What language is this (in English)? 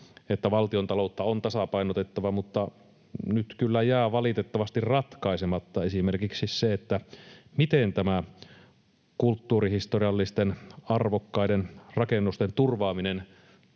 Finnish